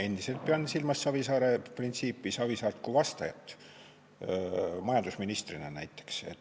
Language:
Estonian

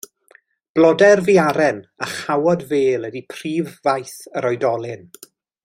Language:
Welsh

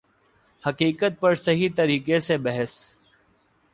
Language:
Urdu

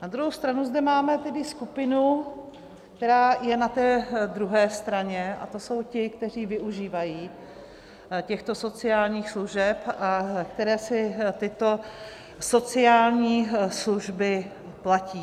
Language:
Czech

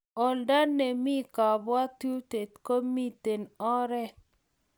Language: Kalenjin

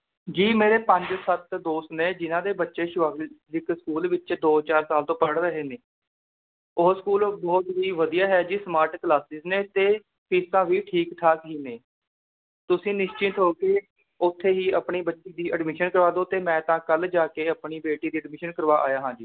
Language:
Punjabi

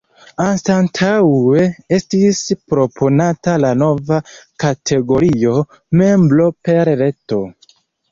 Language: Esperanto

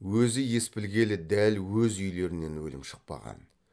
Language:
Kazakh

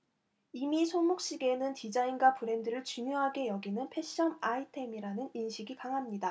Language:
Korean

